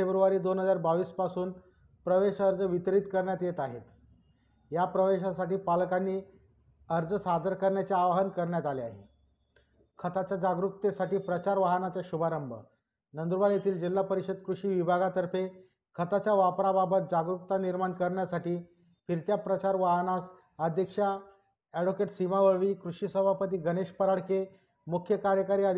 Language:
Marathi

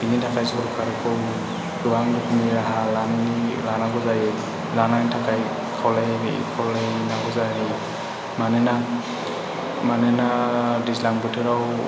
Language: Bodo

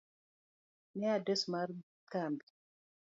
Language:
Luo (Kenya and Tanzania)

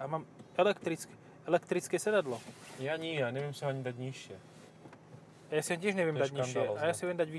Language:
Slovak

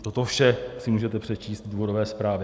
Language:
Czech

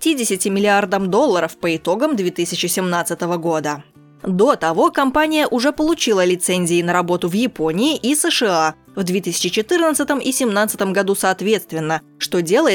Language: Russian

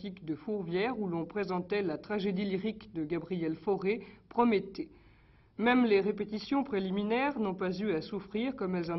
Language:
French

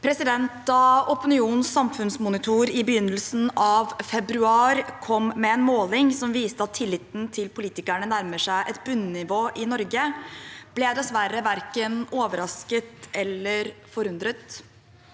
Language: Norwegian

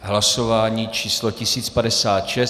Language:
Czech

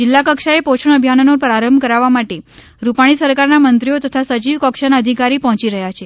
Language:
Gujarati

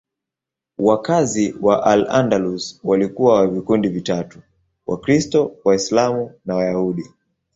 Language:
Swahili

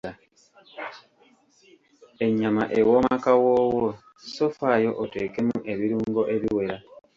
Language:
Ganda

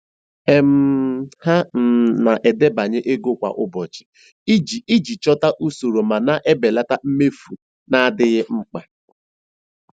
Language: Igbo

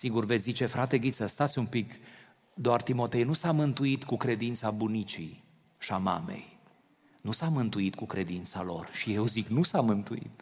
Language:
Romanian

